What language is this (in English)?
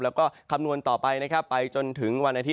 Thai